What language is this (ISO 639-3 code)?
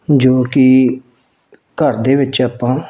pan